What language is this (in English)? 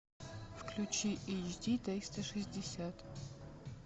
Russian